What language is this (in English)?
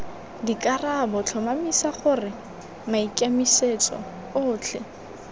Tswana